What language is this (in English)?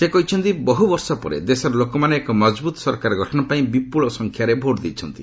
Odia